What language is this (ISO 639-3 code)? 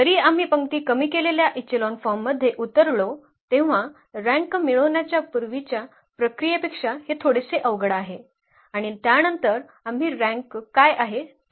mar